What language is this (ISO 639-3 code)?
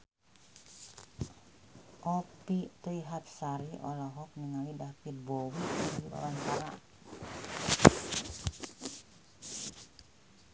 sun